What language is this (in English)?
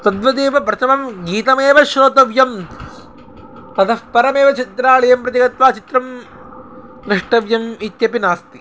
Sanskrit